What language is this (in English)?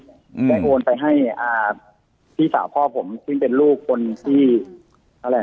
Thai